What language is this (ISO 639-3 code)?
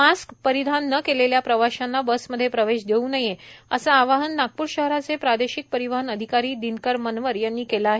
mar